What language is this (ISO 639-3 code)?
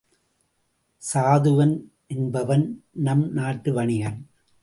tam